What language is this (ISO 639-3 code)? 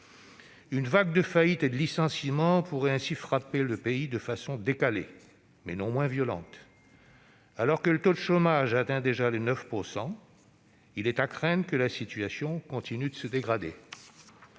fra